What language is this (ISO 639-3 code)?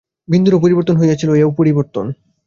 ben